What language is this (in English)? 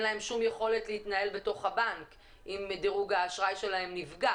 Hebrew